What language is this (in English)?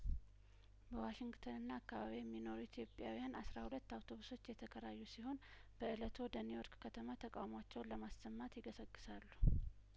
Amharic